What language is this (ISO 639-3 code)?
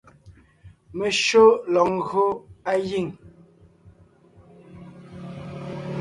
nnh